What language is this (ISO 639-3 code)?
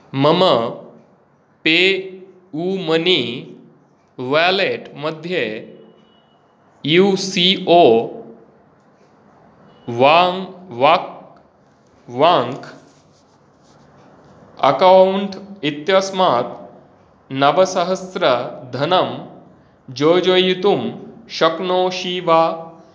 san